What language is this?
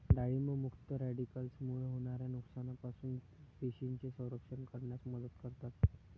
Marathi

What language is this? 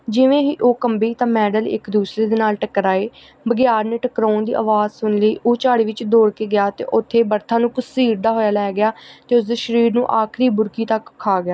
Punjabi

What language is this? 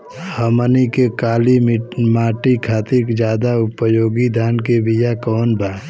Bhojpuri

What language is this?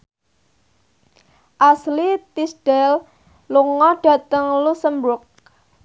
Javanese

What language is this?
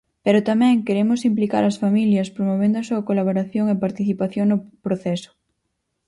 Galician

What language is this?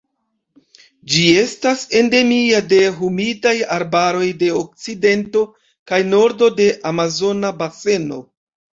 Esperanto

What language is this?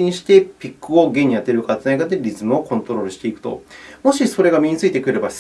Japanese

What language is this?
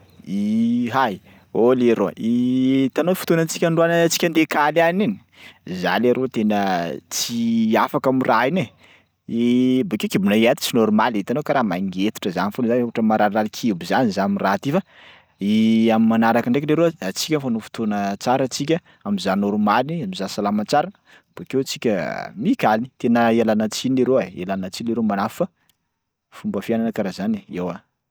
Sakalava Malagasy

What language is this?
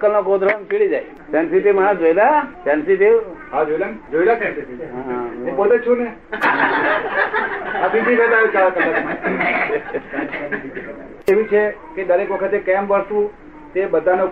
Gujarati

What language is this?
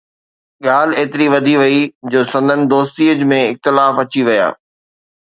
Sindhi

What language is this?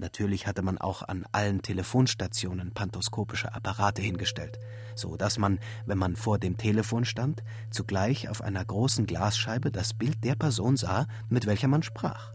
German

